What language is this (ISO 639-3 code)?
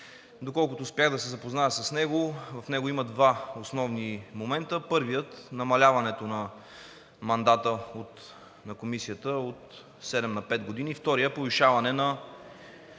bul